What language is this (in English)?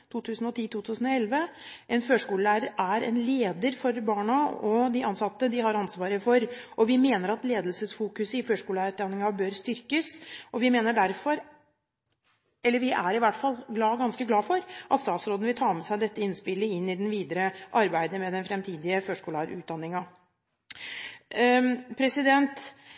Norwegian Bokmål